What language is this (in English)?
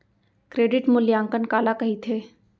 Chhattisgarhi